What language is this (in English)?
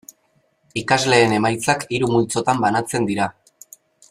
Basque